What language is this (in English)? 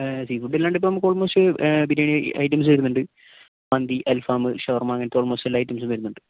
Malayalam